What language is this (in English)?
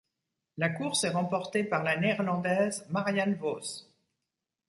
French